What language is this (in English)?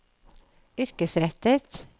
Norwegian